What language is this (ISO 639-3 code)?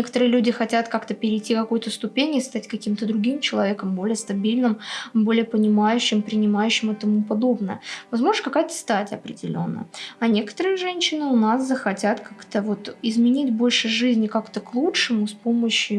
rus